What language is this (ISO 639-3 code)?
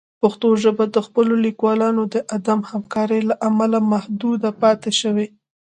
pus